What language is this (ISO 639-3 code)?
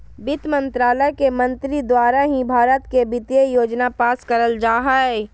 mag